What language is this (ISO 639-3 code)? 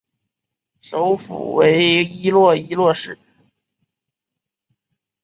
zho